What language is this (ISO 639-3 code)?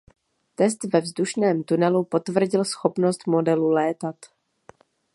ces